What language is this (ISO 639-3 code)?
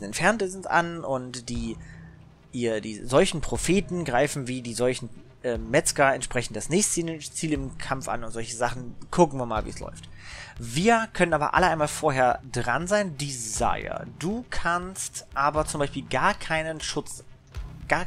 deu